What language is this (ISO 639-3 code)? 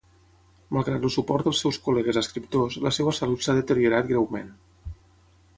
cat